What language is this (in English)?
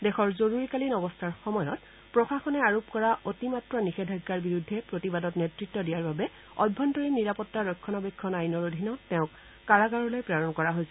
Assamese